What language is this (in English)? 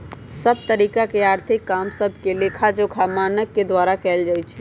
Magahi